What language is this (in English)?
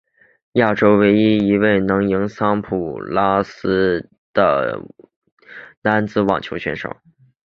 Chinese